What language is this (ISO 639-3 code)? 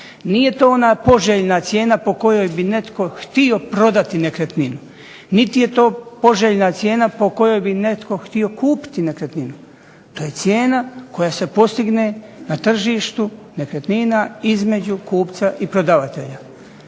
hrv